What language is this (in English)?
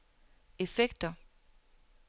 Danish